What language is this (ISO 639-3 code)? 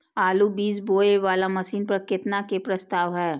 mai